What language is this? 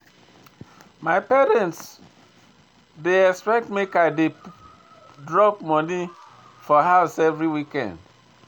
Nigerian Pidgin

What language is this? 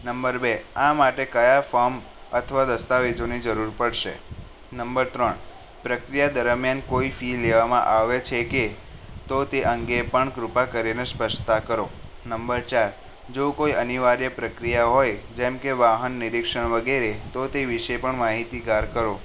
Gujarati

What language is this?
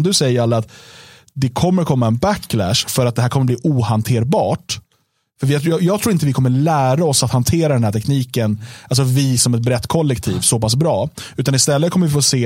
Swedish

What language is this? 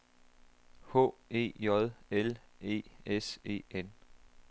Danish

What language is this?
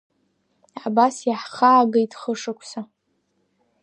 Abkhazian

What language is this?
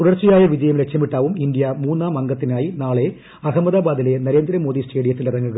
Malayalam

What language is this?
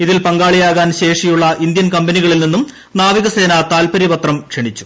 Malayalam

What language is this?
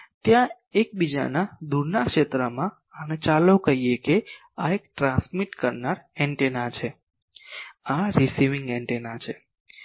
Gujarati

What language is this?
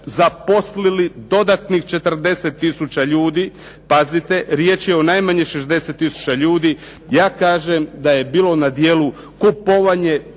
Croatian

